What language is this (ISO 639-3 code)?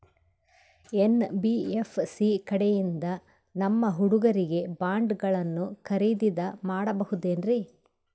kan